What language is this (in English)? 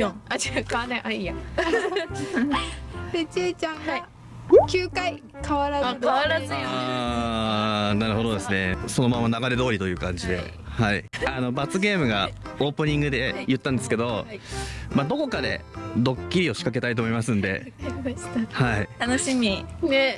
Japanese